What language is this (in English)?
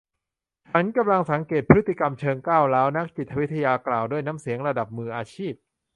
Thai